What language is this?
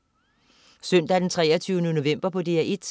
Danish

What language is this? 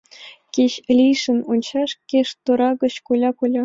Mari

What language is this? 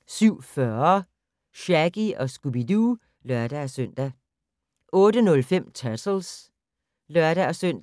Danish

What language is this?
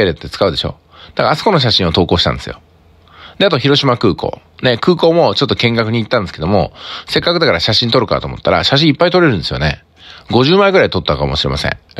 Japanese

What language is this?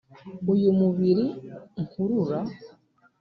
Kinyarwanda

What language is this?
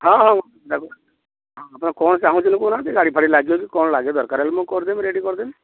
Odia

